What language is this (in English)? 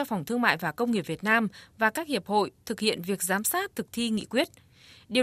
Vietnamese